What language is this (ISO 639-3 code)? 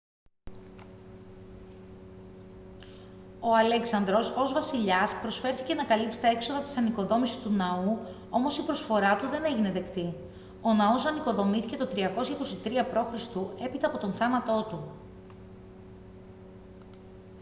ell